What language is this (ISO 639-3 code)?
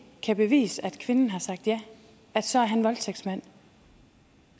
dan